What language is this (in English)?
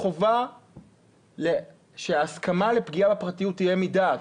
Hebrew